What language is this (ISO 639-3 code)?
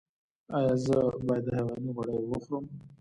pus